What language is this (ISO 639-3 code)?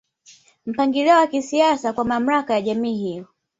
swa